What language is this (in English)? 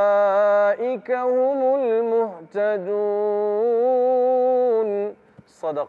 Malay